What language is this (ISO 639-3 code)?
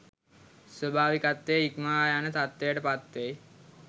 sin